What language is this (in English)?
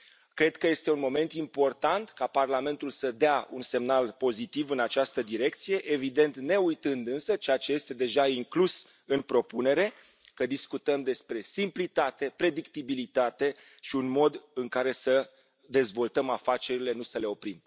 Romanian